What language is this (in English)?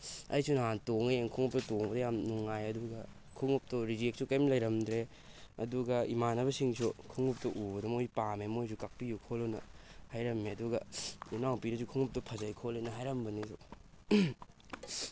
Manipuri